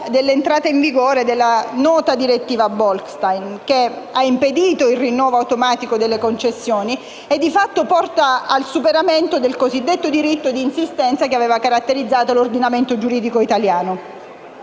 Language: Italian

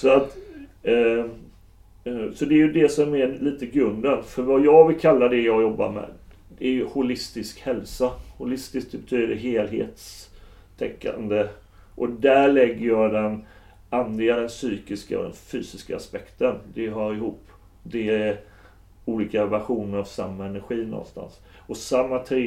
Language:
Swedish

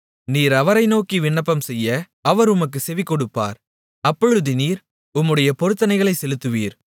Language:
Tamil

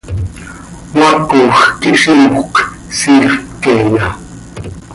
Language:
Seri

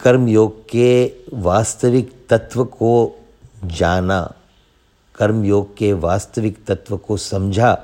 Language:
Hindi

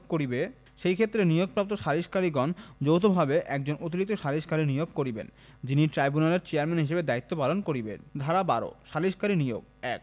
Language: Bangla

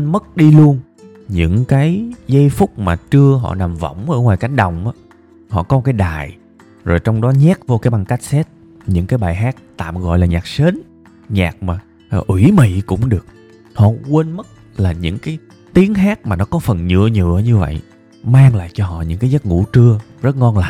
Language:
Vietnamese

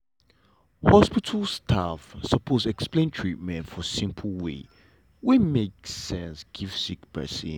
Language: Nigerian Pidgin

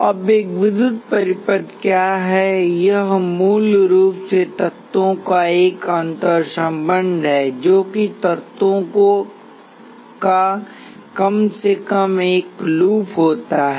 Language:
Hindi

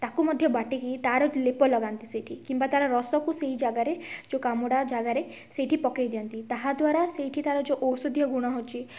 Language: Odia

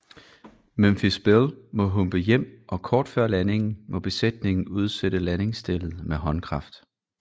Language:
Danish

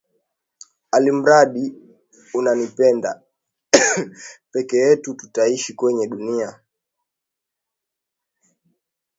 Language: Swahili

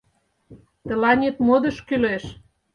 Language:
Mari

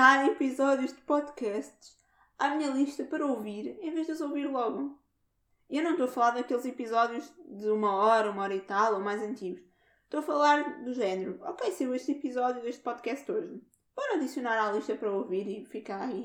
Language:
Portuguese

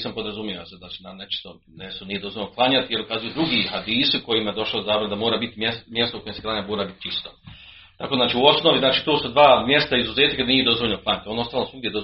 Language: Croatian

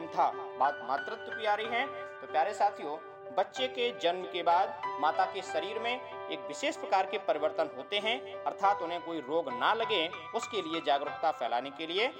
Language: Hindi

